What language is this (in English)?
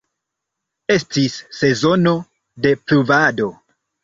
Esperanto